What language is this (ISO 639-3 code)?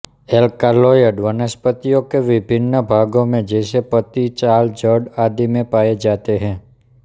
hin